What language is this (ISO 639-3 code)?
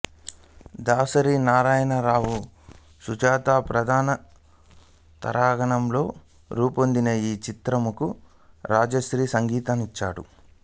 tel